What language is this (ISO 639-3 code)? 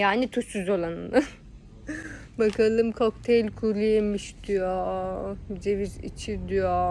tur